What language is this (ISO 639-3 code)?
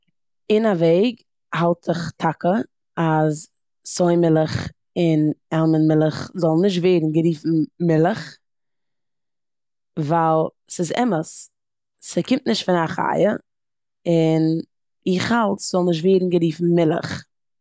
yid